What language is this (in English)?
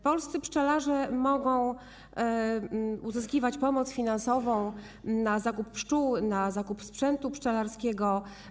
Polish